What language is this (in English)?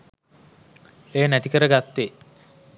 Sinhala